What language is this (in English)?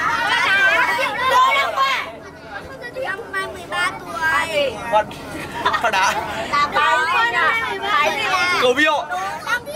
Vietnamese